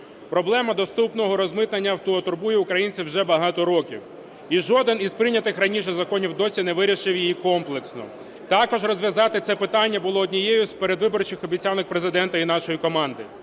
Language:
Ukrainian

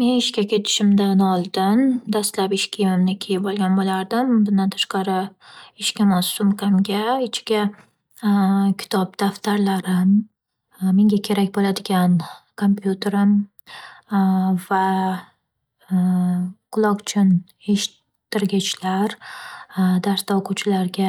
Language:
Uzbek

